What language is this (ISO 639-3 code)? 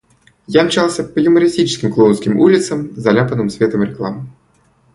rus